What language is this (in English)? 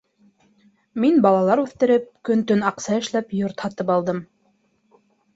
Bashkir